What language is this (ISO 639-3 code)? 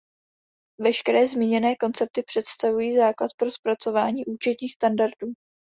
ces